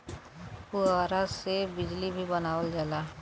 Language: Bhojpuri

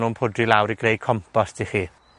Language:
Welsh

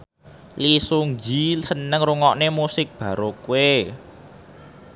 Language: Javanese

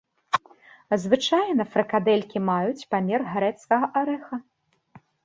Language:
Belarusian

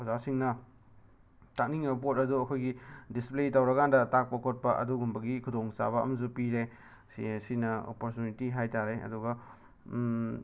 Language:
Manipuri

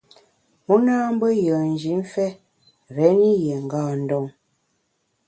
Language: Bamun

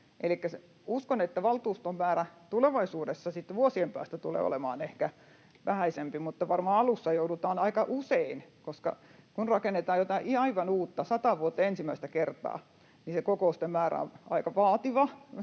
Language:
Finnish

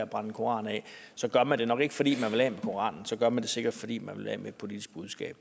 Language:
Danish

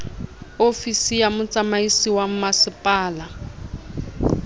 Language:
Southern Sotho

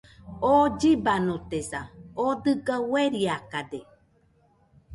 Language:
Nüpode Huitoto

